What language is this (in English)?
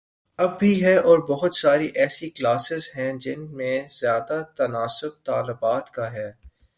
Urdu